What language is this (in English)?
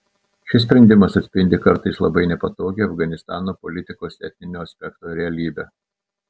Lithuanian